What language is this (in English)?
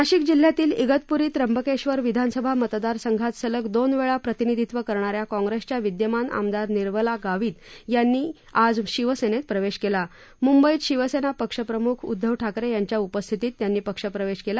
Marathi